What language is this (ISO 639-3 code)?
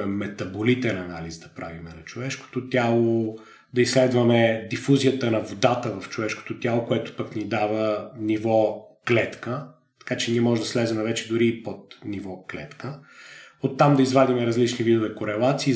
bul